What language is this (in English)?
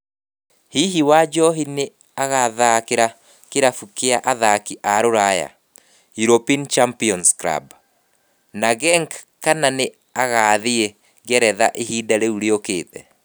Kikuyu